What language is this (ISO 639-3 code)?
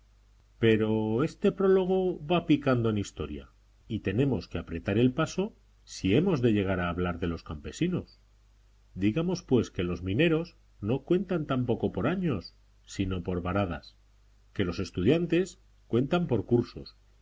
spa